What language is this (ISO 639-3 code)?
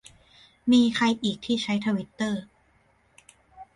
tha